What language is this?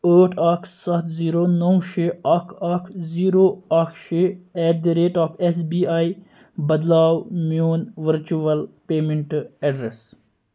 Kashmiri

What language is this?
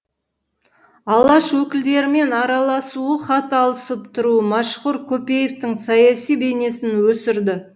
Kazakh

